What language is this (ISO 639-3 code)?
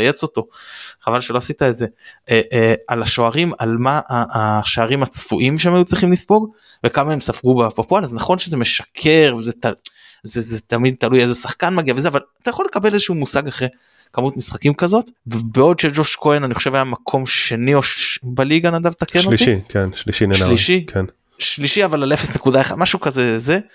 heb